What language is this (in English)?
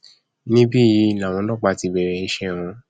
Yoruba